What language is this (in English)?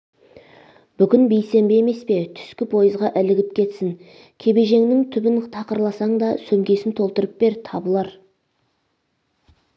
Kazakh